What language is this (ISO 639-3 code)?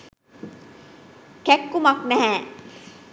sin